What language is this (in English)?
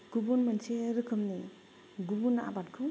Bodo